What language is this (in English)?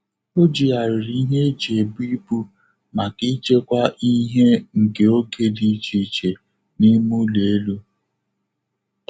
Igbo